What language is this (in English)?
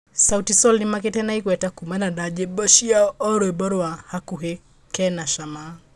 Kikuyu